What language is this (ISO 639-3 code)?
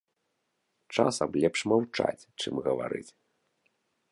bel